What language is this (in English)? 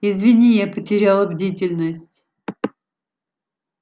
Russian